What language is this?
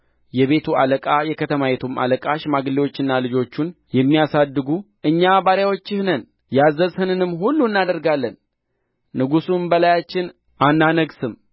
Amharic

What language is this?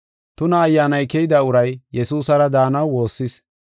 Gofa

